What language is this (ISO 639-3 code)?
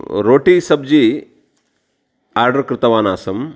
san